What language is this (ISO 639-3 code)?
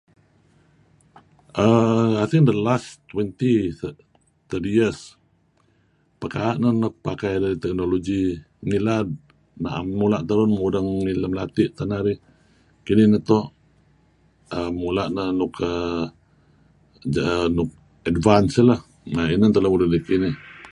kzi